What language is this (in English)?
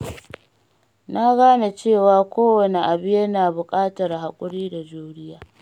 Hausa